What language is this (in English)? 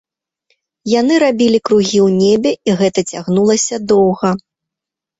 Belarusian